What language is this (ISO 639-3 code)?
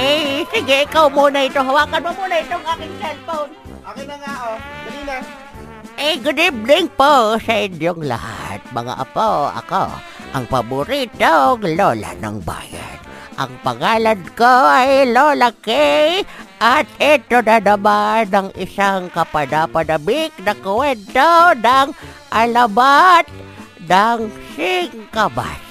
fil